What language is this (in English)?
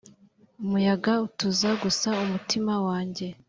Kinyarwanda